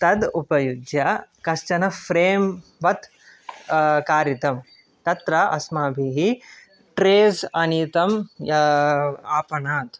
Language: Sanskrit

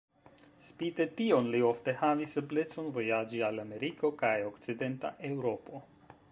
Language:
Esperanto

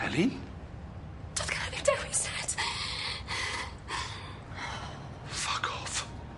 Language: Welsh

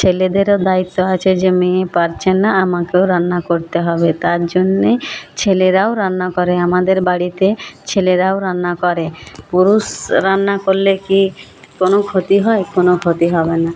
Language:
Bangla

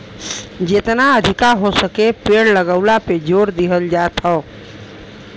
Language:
Bhojpuri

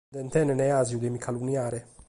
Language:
Sardinian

